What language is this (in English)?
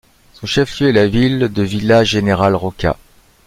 French